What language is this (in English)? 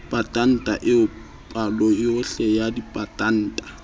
Southern Sotho